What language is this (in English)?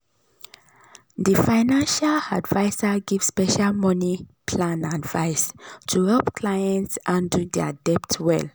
Nigerian Pidgin